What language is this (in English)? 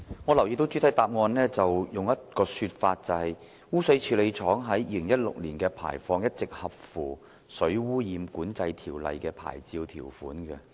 Cantonese